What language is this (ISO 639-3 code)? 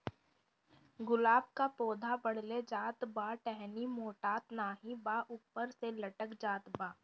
bho